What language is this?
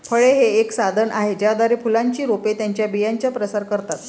Marathi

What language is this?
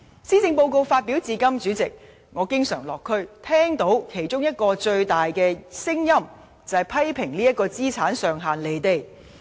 Cantonese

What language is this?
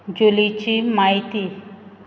Konkani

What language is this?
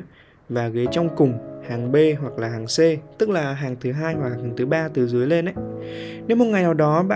Vietnamese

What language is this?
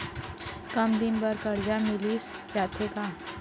Chhattisgarhi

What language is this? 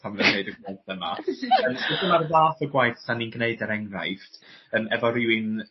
Welsh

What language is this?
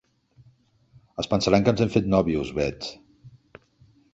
Catalan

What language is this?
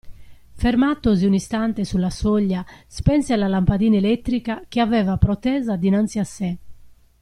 Italian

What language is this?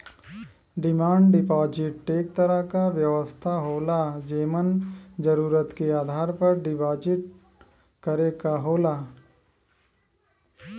Bhojpuri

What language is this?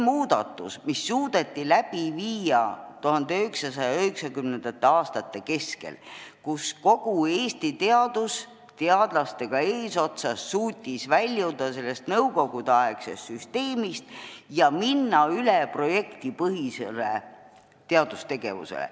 Estonian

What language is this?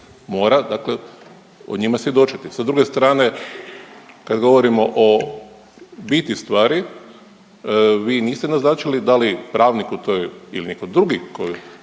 Croatian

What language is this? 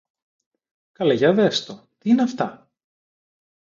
Greek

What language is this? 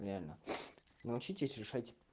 Russian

